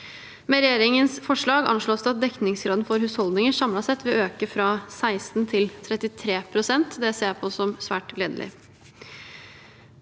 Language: Norwegian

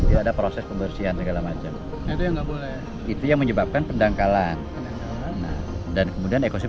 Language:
Indonesian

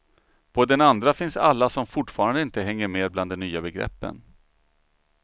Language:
Swedish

